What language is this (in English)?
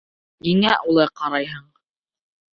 Bashkir